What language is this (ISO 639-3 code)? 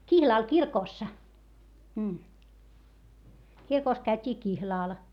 fin